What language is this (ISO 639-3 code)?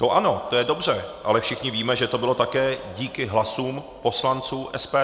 ces